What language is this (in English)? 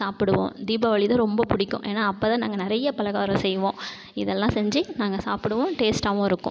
Tamil